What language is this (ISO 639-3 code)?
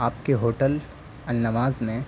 urd